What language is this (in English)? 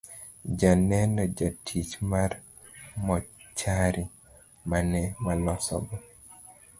Luo (Kenya and Tanzania)